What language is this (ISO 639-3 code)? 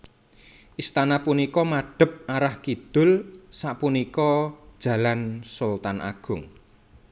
jav